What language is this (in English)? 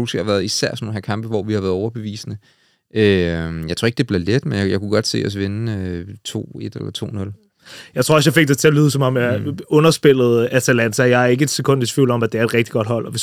Danish